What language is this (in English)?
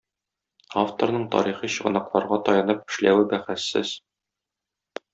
Tatar